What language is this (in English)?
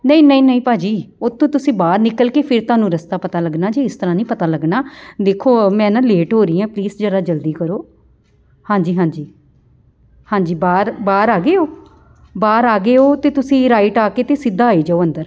Punjabi